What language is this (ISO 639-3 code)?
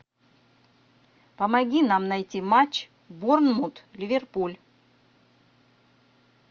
rus